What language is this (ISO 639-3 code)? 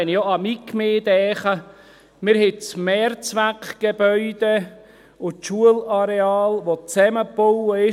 gsw